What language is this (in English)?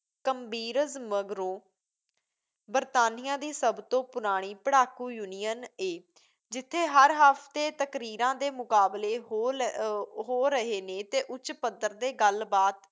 Punjabi